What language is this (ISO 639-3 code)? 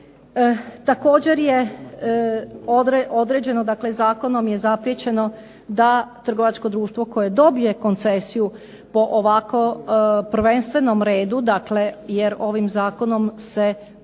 hrv